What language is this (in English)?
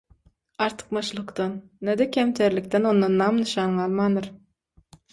Turkmen